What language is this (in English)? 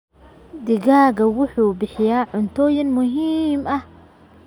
Somali